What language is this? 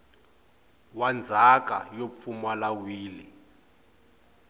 Tsonga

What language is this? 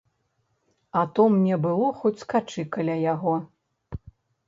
Belarusian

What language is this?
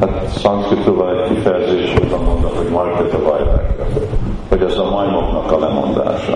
Hungarian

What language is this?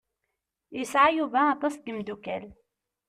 Kabyle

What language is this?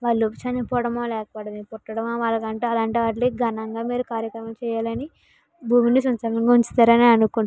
Telugu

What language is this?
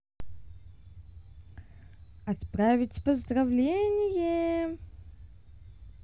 Russian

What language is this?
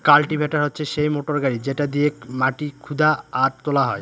Bangla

